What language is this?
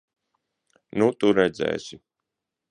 Latvian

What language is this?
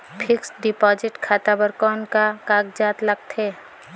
Chhattisgarhi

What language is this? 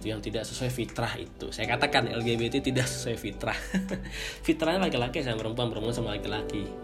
Indonesian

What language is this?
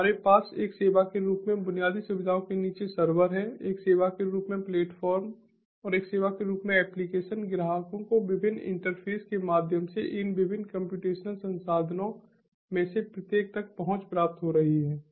Hindi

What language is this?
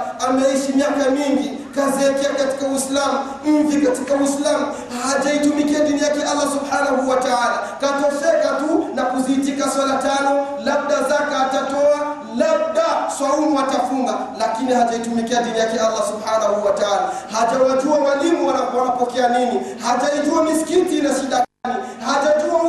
Swahili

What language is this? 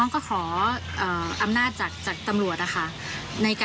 Thai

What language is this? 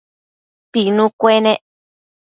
Matsés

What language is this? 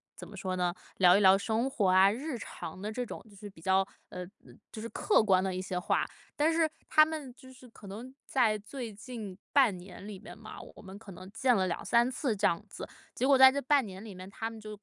Chinese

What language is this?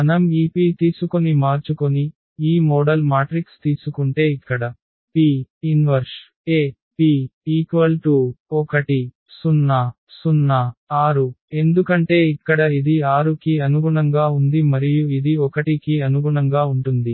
Telugu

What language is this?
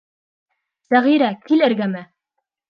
Bashkir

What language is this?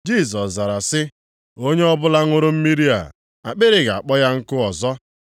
Igbo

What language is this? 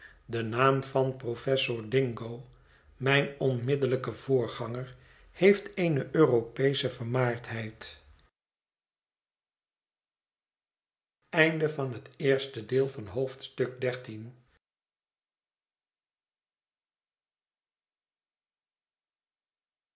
Dutch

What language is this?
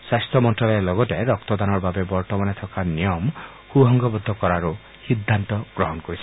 Assamese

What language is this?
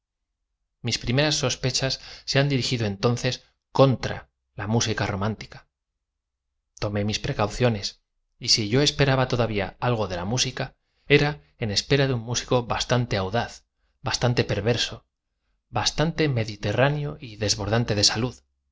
Spanish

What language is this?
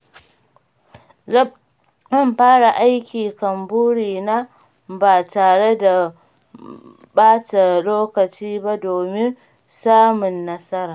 Hausa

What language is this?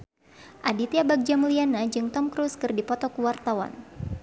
Sundanese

